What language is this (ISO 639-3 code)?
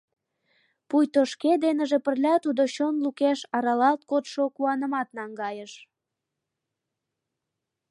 chm